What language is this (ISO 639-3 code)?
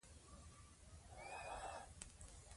pus